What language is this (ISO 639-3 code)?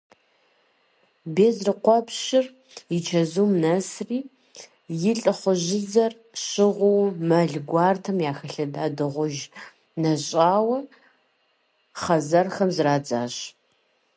kbd